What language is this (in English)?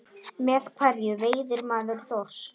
Icelandic